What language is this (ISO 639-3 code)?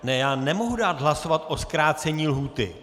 ces